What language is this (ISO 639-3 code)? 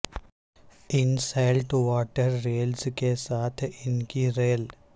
urd